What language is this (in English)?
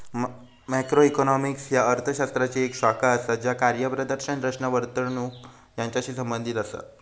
Marathi